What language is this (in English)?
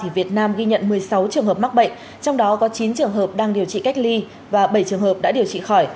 Vietnamese